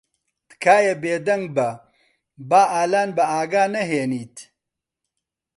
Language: Central Kurdish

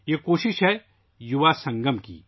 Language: Urdu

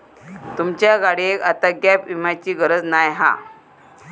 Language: Marathi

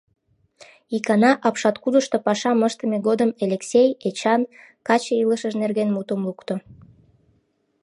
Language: Mari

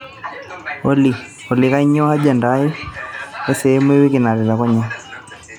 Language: Masai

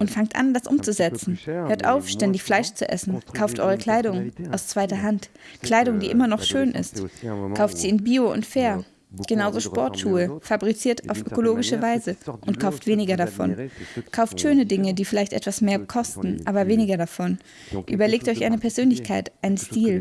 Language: German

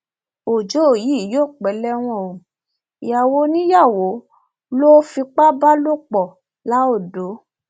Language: Yoruba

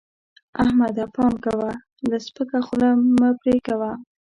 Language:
Pashto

